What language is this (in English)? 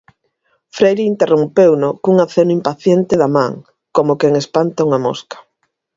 Galician